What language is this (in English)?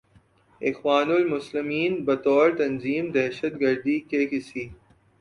Urdu